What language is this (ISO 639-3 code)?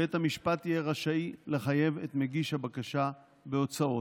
heb